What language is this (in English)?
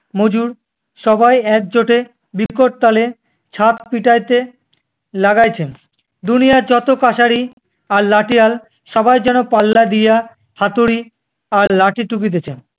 Bangla